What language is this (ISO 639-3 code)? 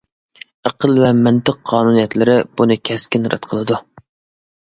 uig